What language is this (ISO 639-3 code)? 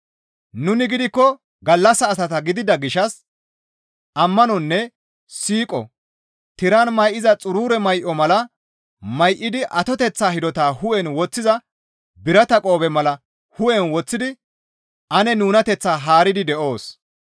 gmv